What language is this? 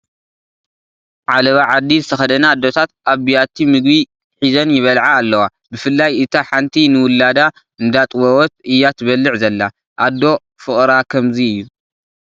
Tigrinya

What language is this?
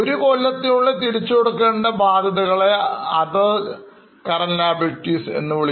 Malayalam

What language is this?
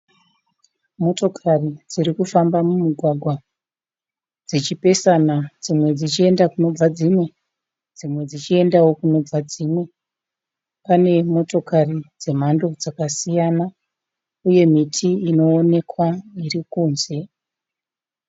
Shona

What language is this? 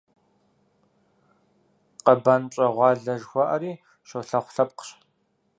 Kabardian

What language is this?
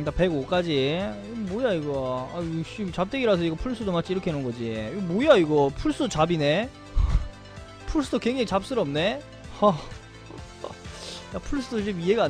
Korean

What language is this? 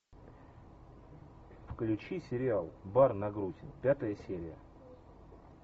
Russian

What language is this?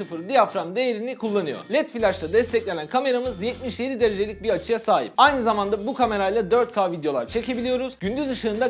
Turkish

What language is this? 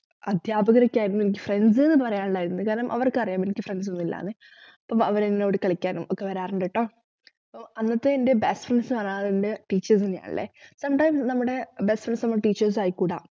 Malayalam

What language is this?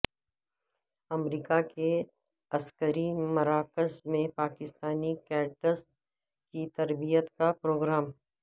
Urdu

